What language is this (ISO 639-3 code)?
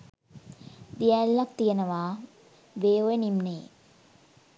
sin